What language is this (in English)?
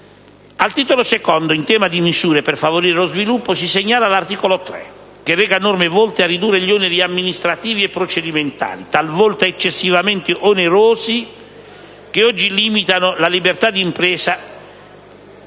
Italian